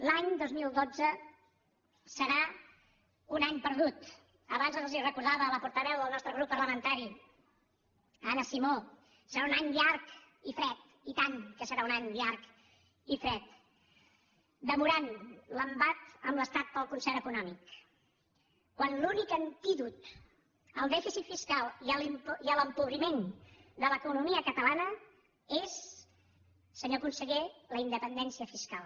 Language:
Catalan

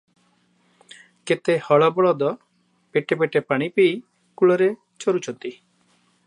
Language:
Odia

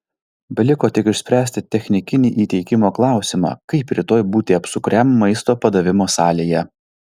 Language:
Lithuanian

